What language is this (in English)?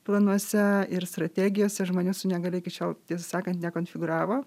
Lithuanian